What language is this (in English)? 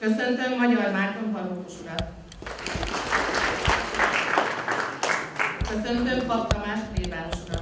Hungarian